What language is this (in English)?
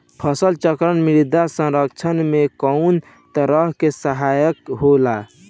Bhojpuri